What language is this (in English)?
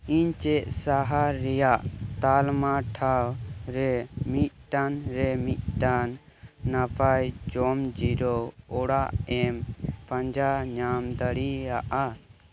Santali